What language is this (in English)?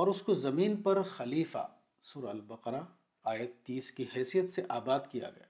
Urdu